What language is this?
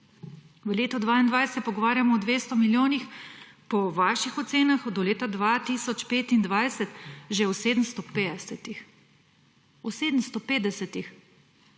Slovenian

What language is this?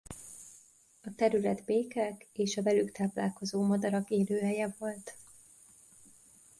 Hungarian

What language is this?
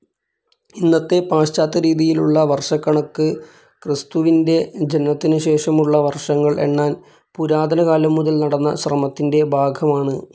Malayalam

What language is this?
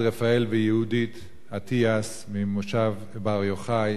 Hebrew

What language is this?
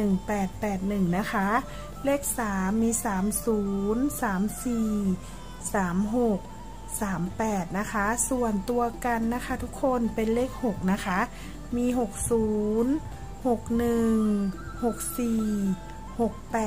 Thai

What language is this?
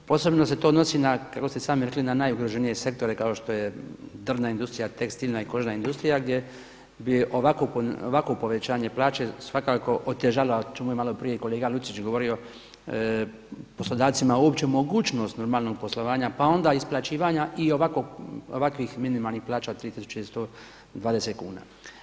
Croatian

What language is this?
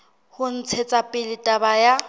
Southern Sotho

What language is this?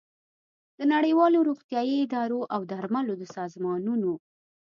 Pashto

